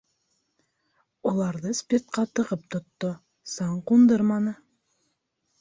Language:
Bashkir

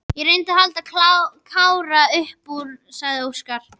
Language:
Icelandic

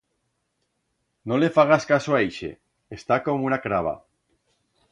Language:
Aragonese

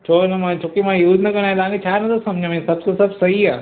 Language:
Sindhi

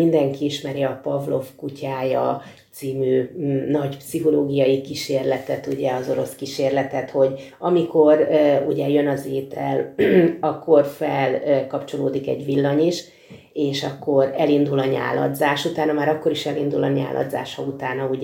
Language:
Hungarian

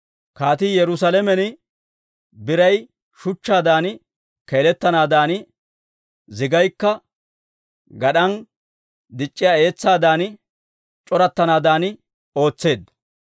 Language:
Dawro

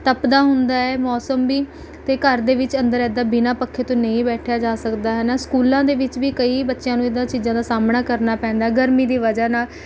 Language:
Punjabi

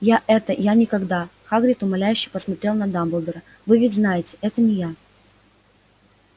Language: Russian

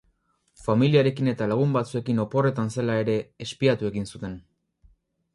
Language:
Basque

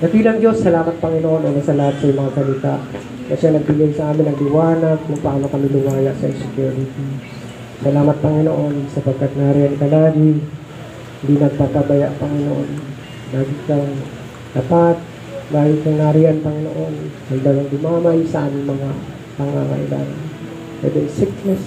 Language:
Filipino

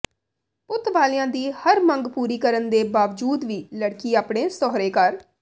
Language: Punjabi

